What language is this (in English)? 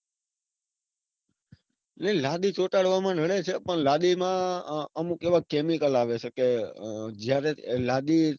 Gujarati